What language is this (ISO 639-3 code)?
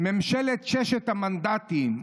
heb